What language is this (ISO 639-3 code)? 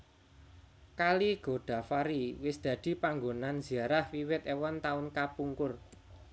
jav